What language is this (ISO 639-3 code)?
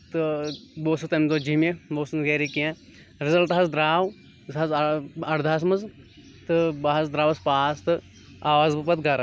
kas